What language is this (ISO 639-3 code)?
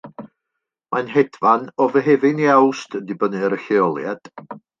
cym